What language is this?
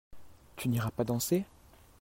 French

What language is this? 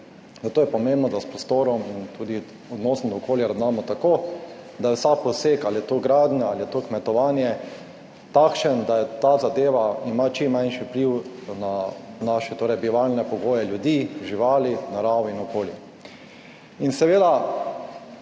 Slovenian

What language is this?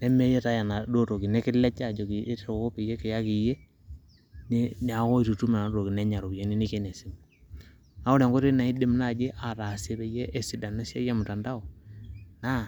Masai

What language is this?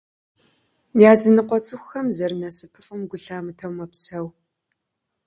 Kabardian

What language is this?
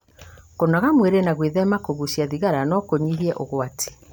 Kikuyu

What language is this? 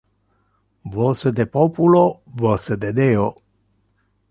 Interlingua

